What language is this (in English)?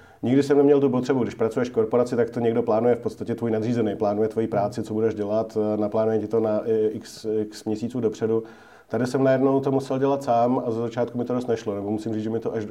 Czech